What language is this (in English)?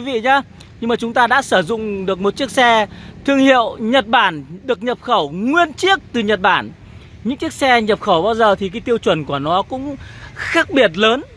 Vietnamese